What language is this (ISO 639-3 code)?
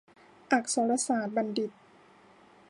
tha